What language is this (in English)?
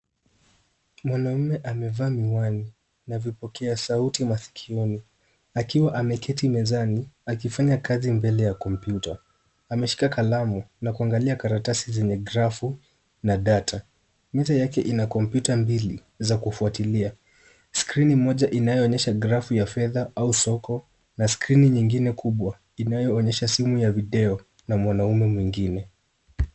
Swahili